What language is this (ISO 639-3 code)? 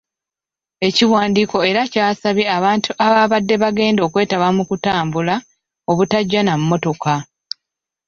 lug